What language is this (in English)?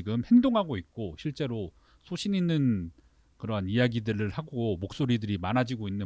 Korean